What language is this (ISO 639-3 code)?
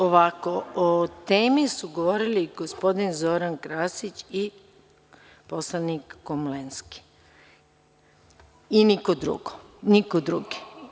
srp